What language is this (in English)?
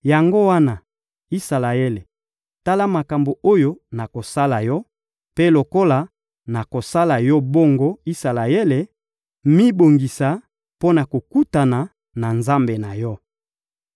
Lingala